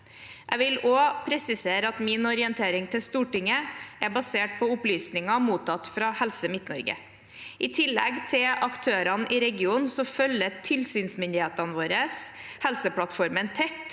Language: Norwegian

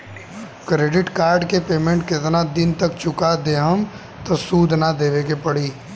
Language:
Bhojpuri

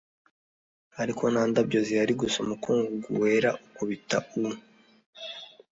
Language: Kinyarwanda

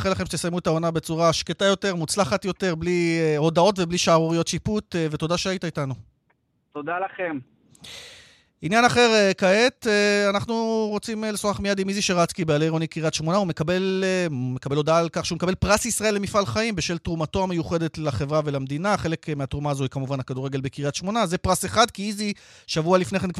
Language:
Hebrew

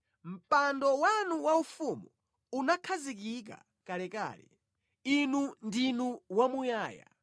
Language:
Nyanja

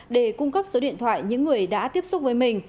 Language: Vietnamese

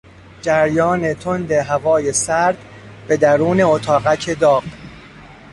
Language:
Persian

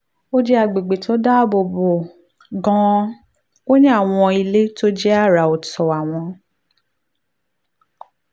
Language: Yoruba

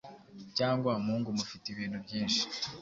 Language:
Kinyarwanda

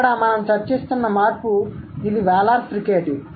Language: Telugu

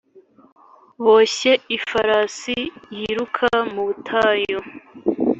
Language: Kinyarwanda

